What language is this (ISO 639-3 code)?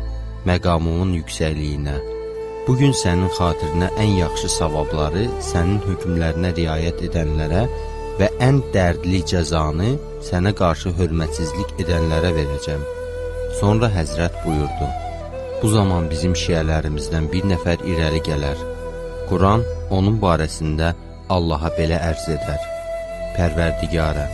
tur